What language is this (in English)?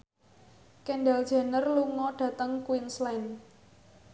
Javanese